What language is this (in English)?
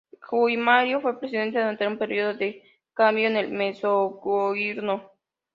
Spanish